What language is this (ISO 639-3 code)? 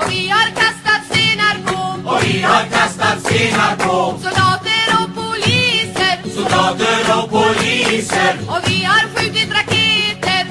por